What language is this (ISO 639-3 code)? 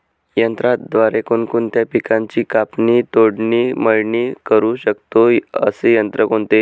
mar